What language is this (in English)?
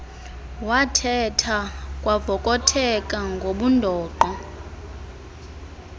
Xhosa